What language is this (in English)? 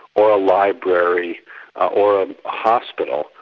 English